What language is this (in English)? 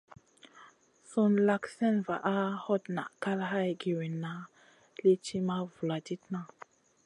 Masana